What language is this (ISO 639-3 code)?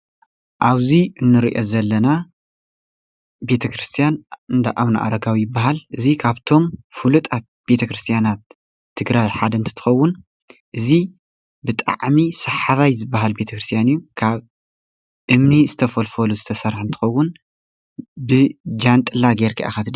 tir